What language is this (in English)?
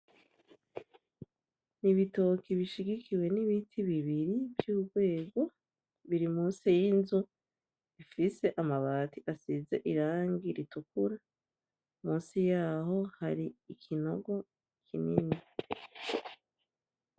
Rundi